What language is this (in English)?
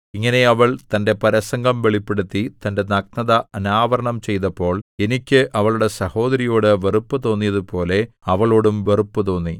Malayalam